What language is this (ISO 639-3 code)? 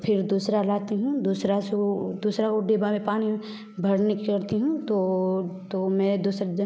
hin